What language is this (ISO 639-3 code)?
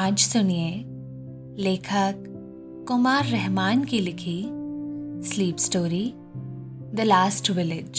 hin